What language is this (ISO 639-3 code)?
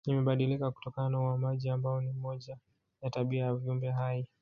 swa